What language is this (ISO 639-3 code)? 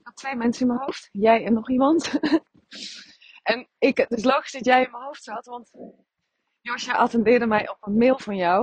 nld